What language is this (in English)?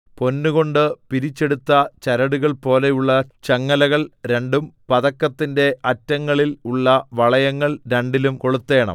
Malayalam